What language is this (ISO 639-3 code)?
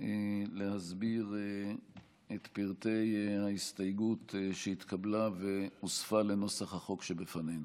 heb